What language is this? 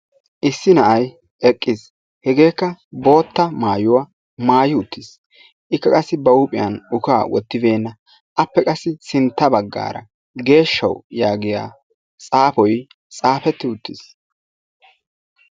Wolaytta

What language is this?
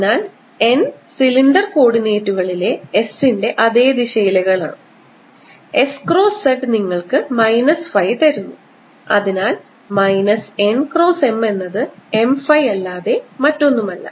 Malayalam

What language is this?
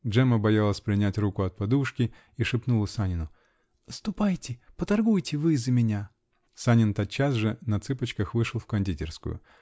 Russian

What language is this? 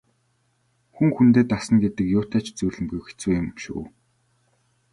Mongolian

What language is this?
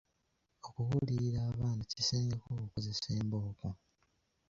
Ganda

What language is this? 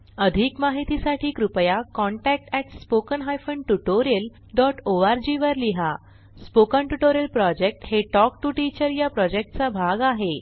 Marathi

